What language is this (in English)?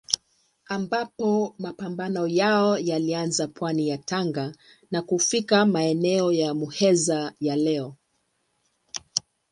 Swahili